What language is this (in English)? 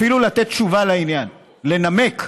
Hebrew